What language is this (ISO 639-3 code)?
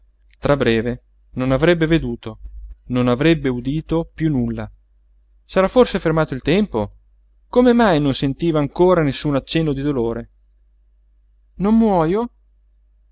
ita